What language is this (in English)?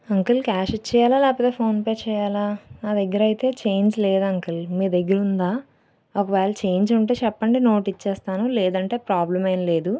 Telugu